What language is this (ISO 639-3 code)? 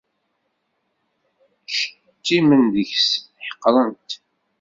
kab